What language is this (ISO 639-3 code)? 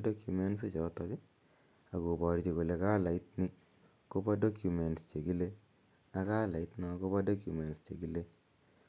kln